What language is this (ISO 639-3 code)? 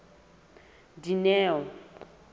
sot